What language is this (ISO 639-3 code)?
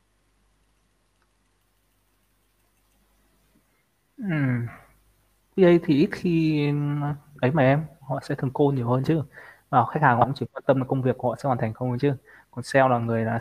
vie